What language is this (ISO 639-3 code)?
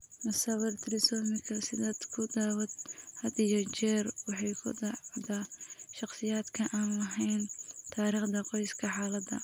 som